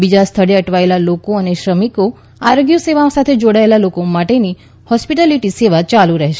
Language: Gujarati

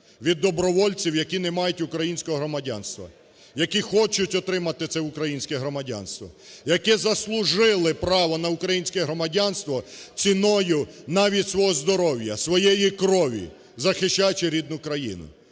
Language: Ukrainian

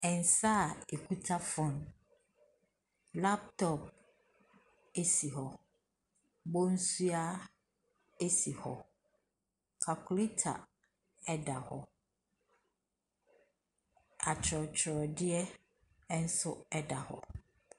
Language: Akan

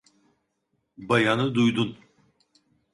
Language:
Turkish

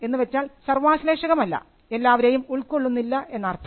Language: Malayalam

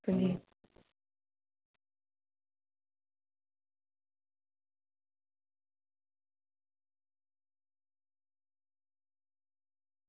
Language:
Dogri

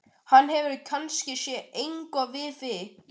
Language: Icelandic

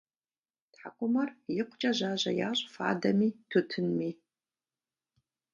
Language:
Kabardian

